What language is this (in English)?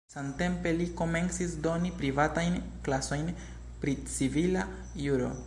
Esperanto